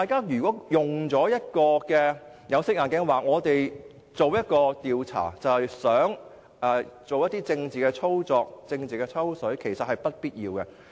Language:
Cantonese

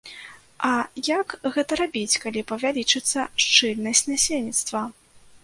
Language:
Belarusian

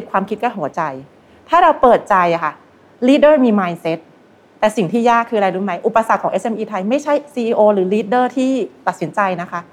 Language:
Thai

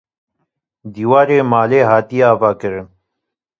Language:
Kurdish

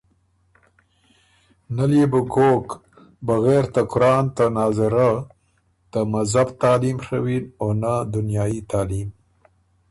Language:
Ormuri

